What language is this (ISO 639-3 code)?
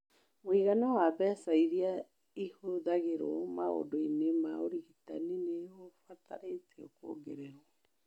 kik